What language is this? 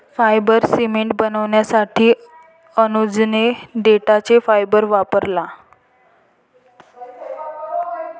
Marathi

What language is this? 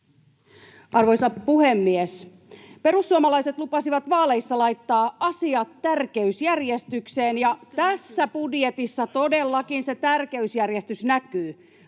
Finnish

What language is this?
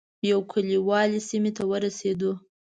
Pashto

